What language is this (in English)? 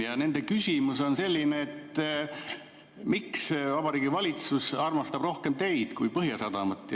Estonian